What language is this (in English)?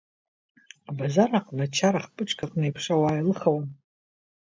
Abkhazian